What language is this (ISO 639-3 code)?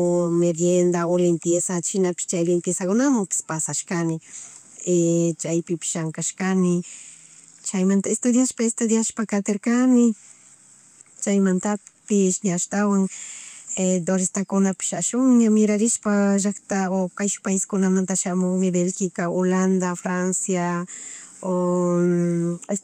qug